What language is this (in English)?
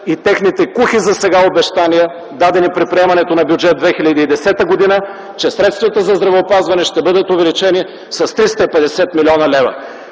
Bulgarian